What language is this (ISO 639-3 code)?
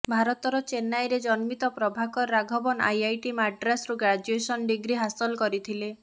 ori